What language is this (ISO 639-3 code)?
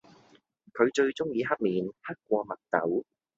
yue